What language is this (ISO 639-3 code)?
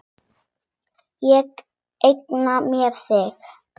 isl